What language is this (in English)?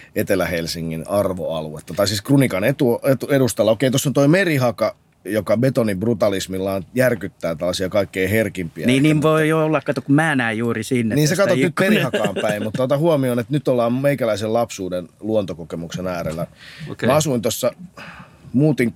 Finnish